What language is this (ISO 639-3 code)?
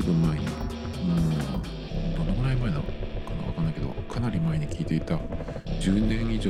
jpn